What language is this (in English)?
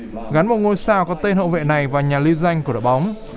Vietnamese